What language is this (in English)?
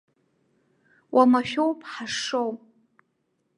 Abkhazian